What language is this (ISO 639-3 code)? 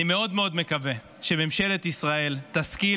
heb